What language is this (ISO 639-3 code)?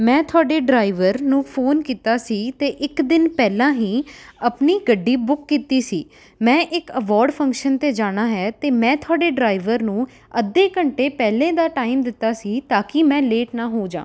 pan